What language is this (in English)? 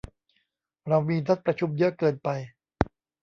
Thai